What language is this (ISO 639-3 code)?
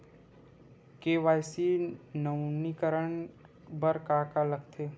hne